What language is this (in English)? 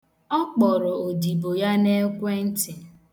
Igbo